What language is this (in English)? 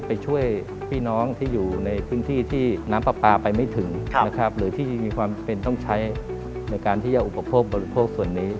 Thai